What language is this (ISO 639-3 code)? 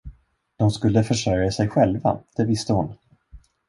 swe